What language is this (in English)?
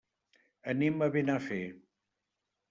Catalan